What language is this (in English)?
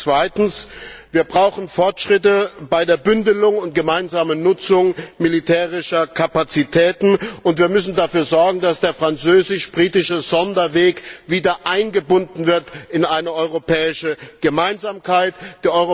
German